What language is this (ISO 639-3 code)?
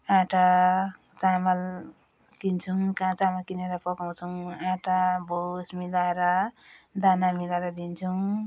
nep